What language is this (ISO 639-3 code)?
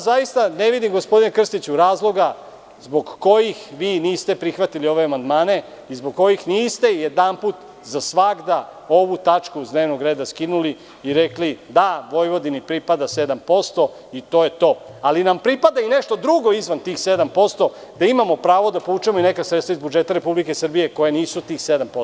srp